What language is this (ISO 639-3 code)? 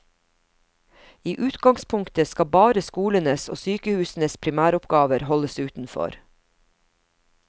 nor